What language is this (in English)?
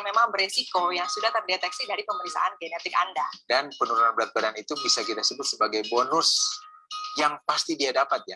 Indonesian